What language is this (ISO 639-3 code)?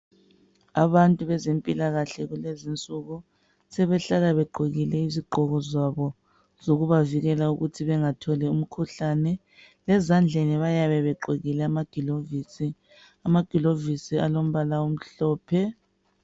nde